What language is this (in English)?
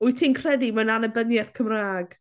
Welsh